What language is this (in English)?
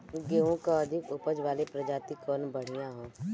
Bhojpuri